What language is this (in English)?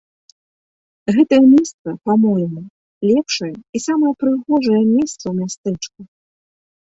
Belarusian